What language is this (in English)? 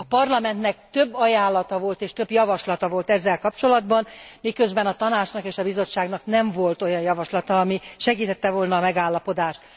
Hungarian